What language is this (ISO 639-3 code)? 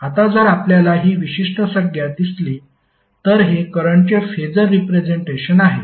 mar